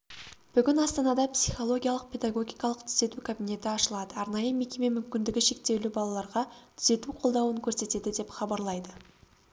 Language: Kazakh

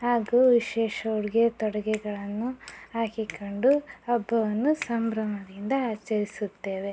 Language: Kannada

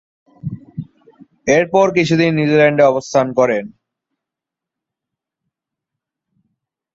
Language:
Bangla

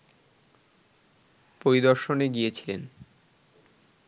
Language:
Bangla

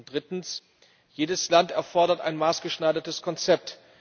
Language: German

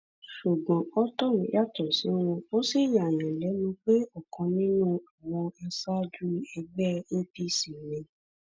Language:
Yoruba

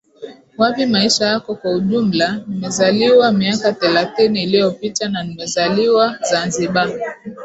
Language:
Swahili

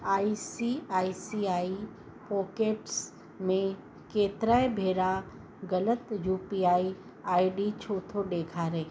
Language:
Sindhi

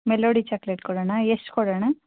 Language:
Kannada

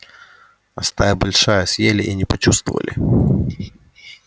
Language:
Russian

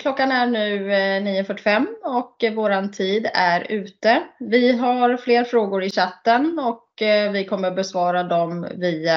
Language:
Swedish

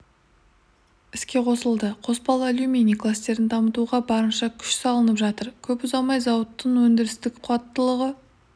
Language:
Kazakh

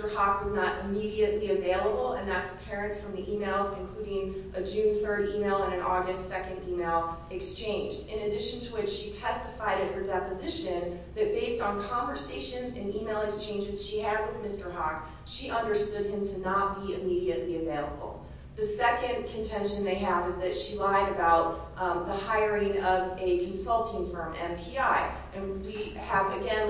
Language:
English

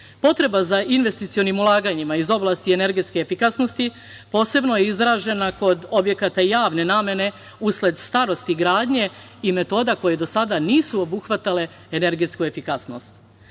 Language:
Serbian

